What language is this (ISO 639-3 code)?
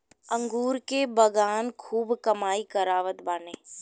bho